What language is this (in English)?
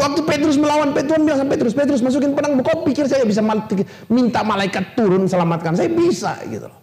Indonesian